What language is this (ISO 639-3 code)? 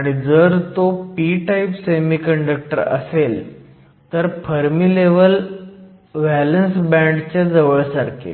mar